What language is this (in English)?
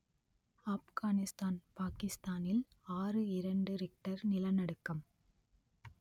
Tamil